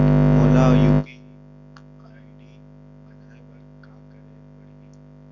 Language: Chhattisgarhi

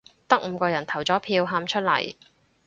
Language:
Cantonese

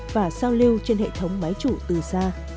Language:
Vietnamese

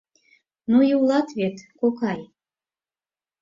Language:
Mari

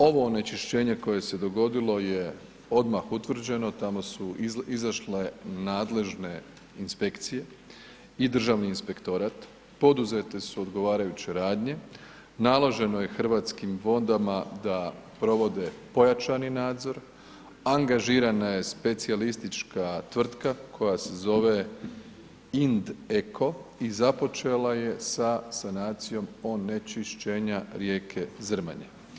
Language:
Croatian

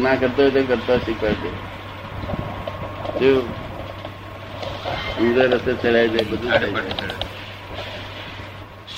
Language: Gujarati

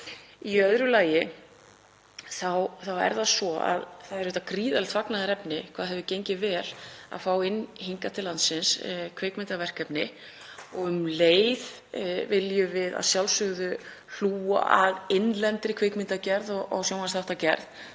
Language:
Icelandic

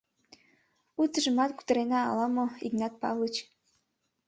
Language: Mari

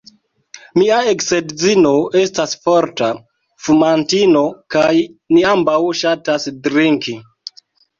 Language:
Esperanto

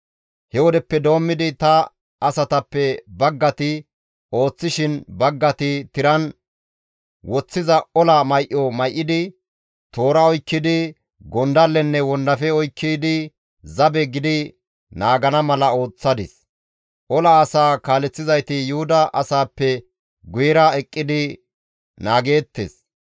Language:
Gamo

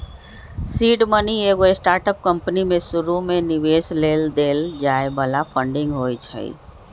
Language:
Magahi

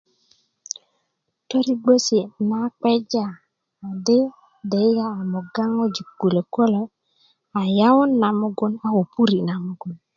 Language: Kuku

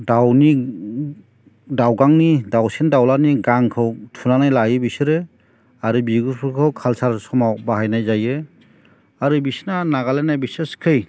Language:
Bodo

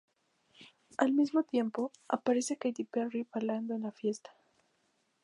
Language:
Spanish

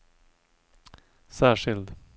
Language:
Swedish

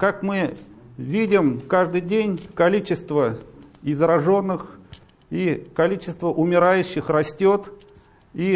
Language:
Russian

